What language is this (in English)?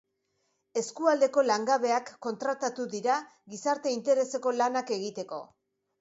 Basque